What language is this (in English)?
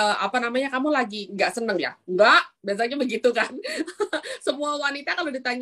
Indonesian